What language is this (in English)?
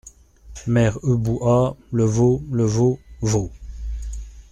French